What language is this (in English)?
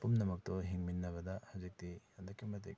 Manipuri